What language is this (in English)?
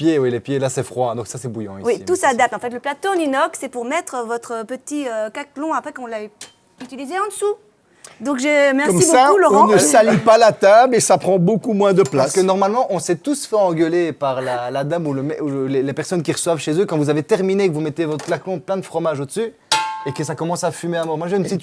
French